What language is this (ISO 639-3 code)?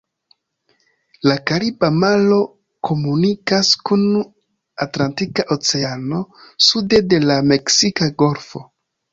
epo